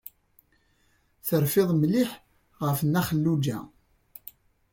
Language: Kabyle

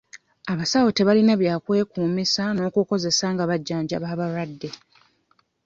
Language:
Ganda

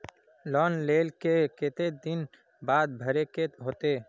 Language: Magahi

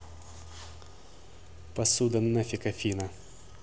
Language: Russian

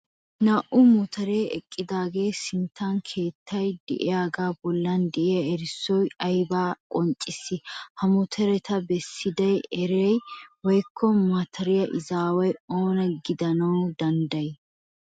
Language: Wolaytta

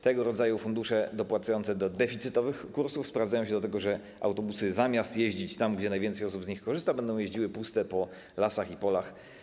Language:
Polish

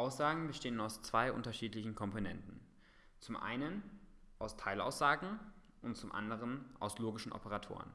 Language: German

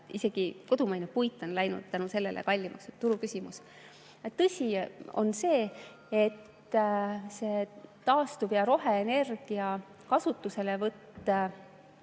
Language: Estonian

